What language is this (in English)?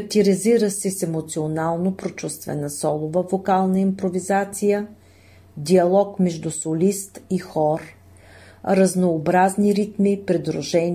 Bulgarian